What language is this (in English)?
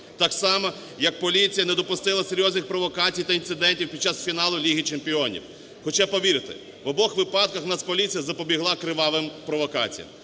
Ukrainian